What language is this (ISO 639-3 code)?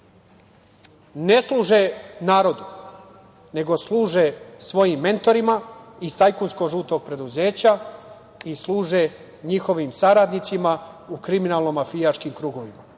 srp